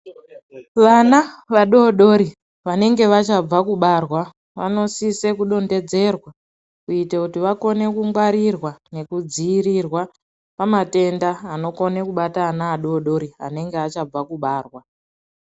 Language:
Ndau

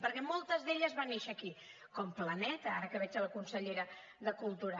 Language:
Catalan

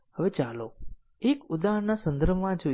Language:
Gujarati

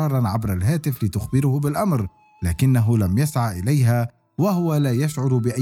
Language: Arabic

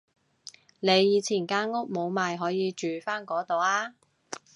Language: Cantonese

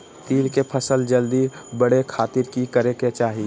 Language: Magahi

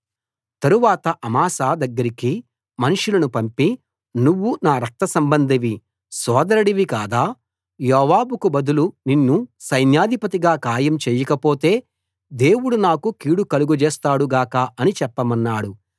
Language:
Telugu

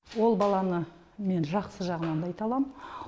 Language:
Kazakh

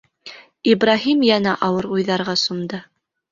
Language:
Bashkir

